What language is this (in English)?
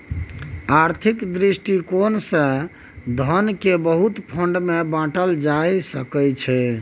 Maithili